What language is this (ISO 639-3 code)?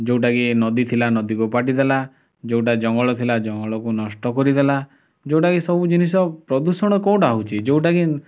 ori